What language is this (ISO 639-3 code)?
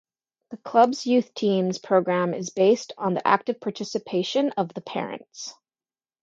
eng